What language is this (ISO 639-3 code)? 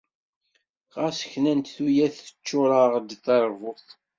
kab